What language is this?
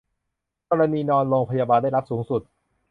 Thai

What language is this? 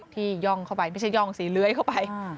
Thai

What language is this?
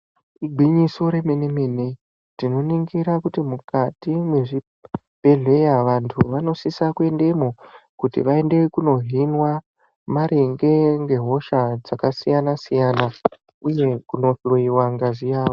Ndau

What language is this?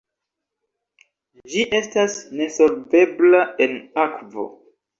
Esperanto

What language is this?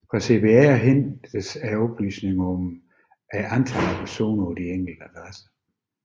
Danish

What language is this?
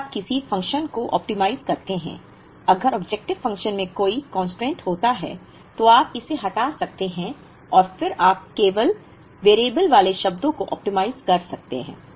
Hindi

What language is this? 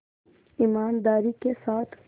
Hindi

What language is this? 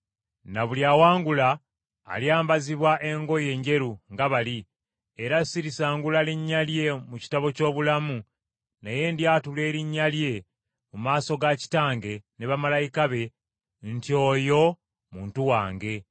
Ganda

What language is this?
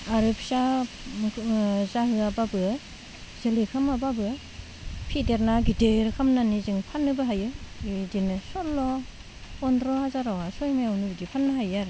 Bodo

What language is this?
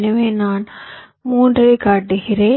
Tamil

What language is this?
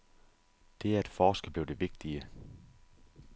Danish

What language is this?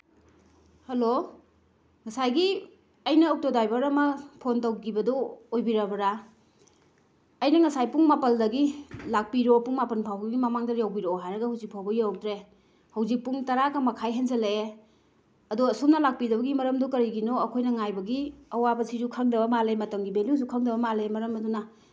Manipuri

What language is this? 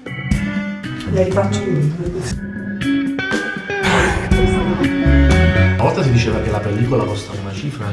Italian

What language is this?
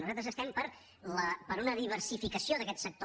Catalan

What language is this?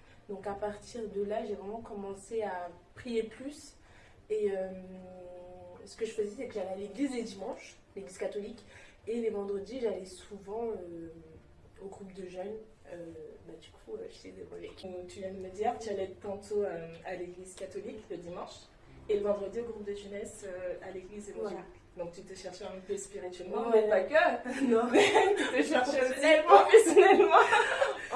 French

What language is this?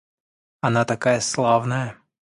Russian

